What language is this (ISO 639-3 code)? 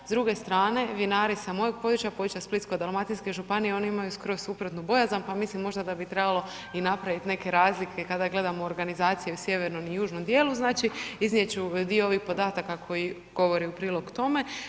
hrv